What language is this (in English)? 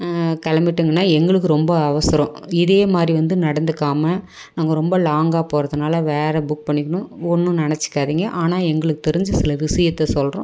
Tamil